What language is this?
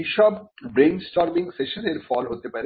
Bangla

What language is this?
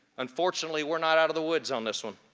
English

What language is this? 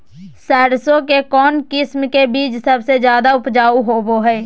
Magahi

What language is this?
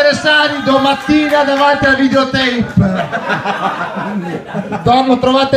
Italian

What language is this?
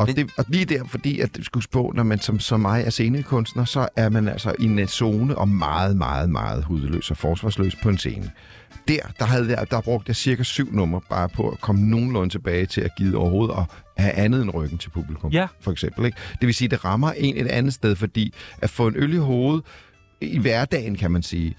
Danish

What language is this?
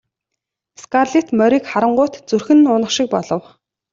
Mongolian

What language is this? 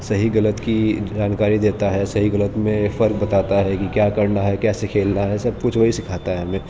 Urdu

